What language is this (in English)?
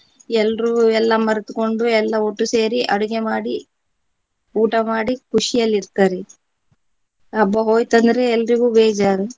Kannada